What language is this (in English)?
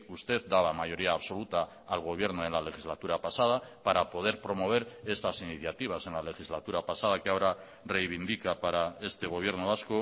Spanish